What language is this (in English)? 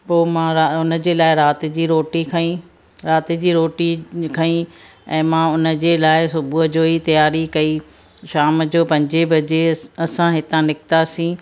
Sindhi